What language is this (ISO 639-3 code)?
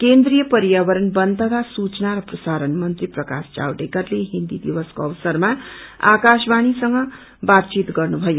nep